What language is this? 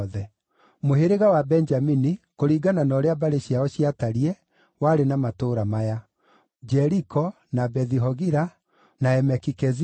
Kikuyu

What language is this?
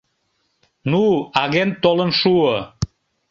Mari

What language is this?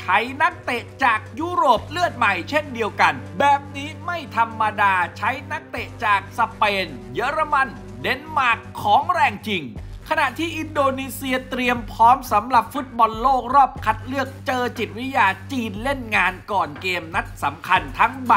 Thai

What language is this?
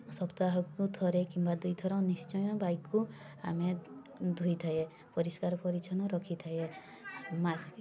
Odia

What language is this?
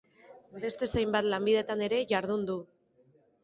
Basque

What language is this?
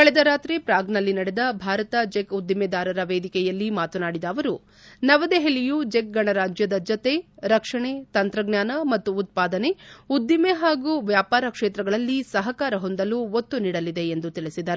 Kannada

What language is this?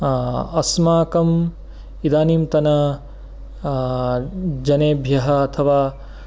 Sanskrit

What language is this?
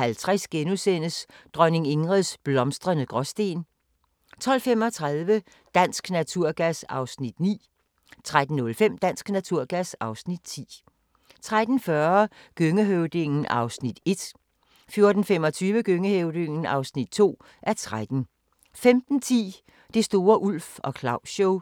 Danish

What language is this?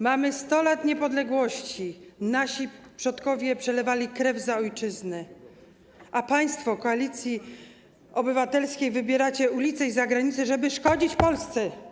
Polish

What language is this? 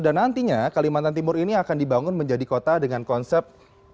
Indonesian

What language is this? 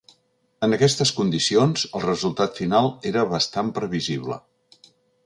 Catalan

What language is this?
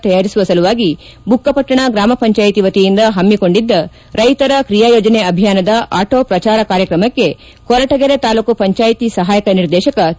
Kannada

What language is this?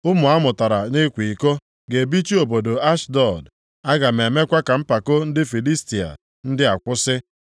Igbo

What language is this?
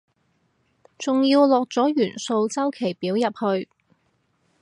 Cantonese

